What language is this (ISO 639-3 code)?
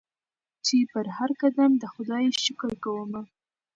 pus